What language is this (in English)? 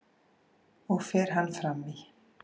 Icelandic